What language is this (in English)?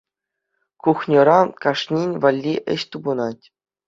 Chuvash